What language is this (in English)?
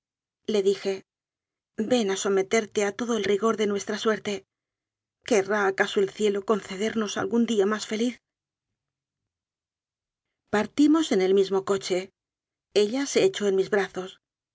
Spanish